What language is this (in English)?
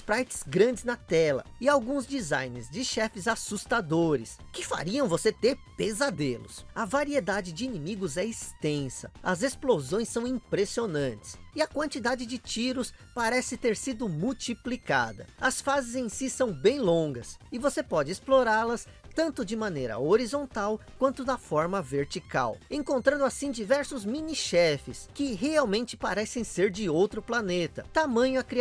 Portuguese